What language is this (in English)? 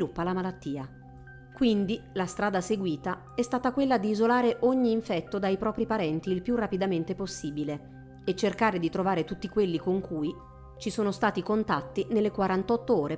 Italian